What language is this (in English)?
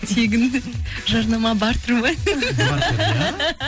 Kazakh